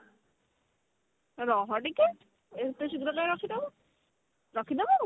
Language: Odia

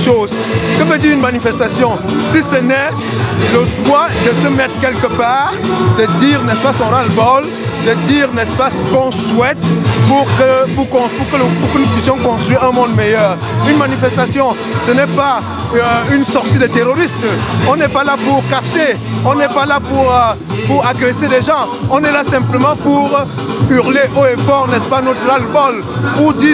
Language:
French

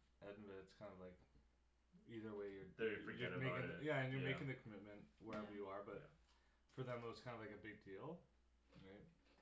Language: English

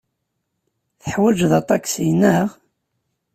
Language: Kabyle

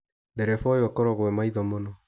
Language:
Kikuyu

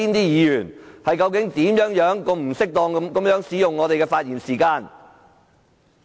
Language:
Cantonese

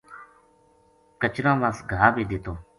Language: Gujari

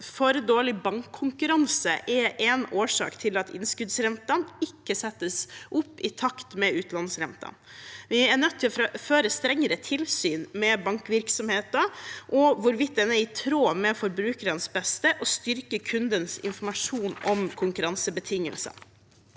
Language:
Norwegian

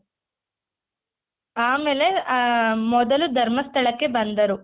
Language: Kannada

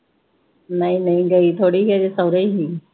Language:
Punjabi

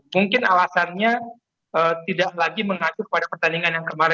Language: Indonesian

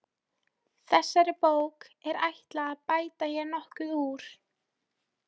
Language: Icelandic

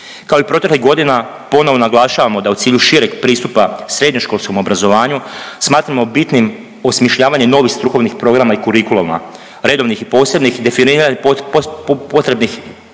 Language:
Croatian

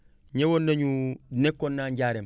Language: Wolof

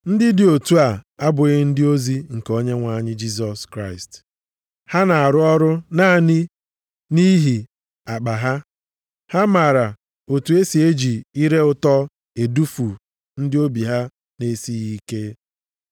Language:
Igbo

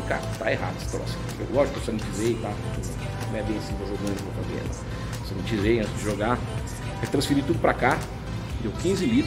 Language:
Portuguese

